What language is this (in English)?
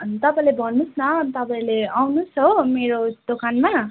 Nepali